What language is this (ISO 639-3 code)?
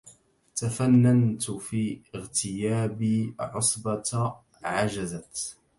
ara